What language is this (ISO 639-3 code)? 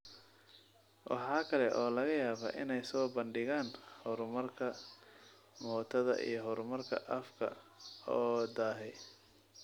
som